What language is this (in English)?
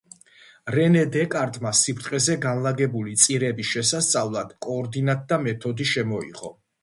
Georgian